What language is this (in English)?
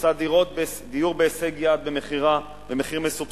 Hebrew